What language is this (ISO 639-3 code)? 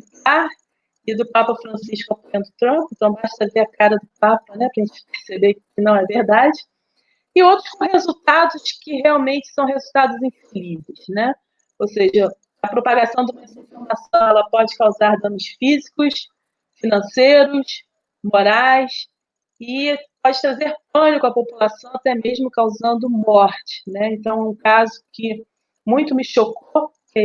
por